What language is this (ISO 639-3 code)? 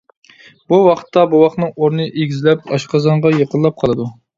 uig